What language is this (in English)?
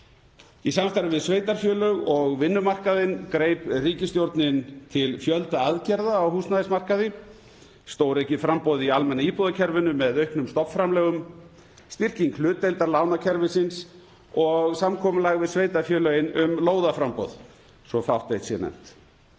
Icelandic